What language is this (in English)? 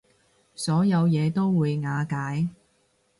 Cantonese